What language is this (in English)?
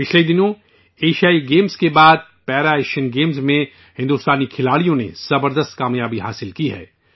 Urdu